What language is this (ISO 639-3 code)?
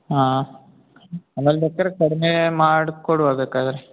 kan